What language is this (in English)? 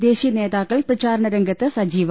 Malayalam